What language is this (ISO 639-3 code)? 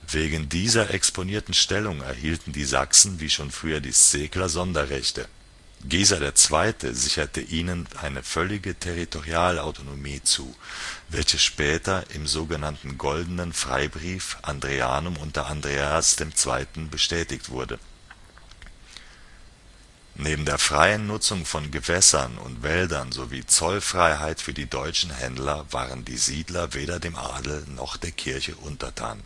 deu